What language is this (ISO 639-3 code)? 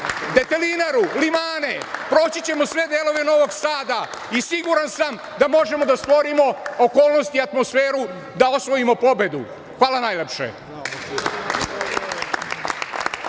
srp